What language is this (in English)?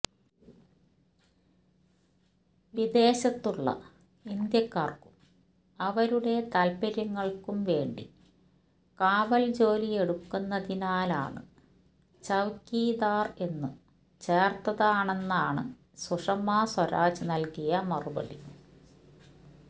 Malayalam